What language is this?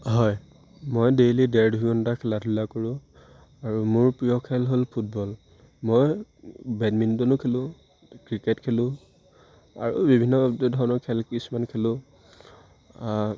Assamese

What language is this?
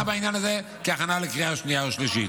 Hebrew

